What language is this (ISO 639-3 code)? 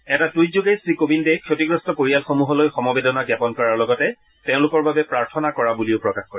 asm